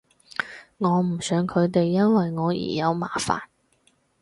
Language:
Cantonese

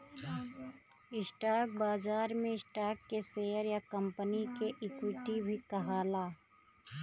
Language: Bhojpuri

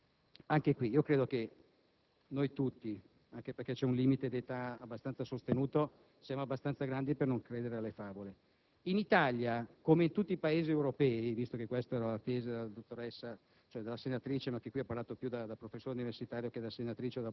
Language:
Italian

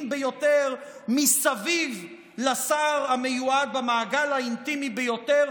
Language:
Hebrew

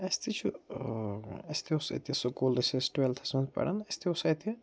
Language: Kashmiri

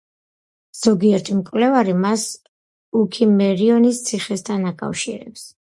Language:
Georgian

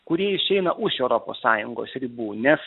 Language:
Lithuanian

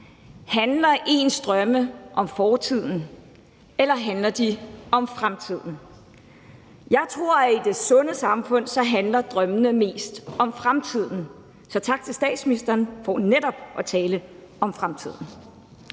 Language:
Danish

